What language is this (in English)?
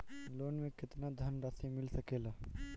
Bhojpuri